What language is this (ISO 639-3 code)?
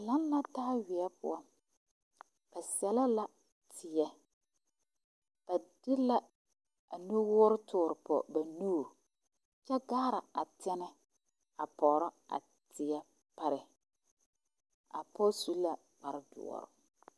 dga